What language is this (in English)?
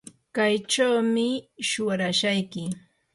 Yanahuanca Pasco Quechua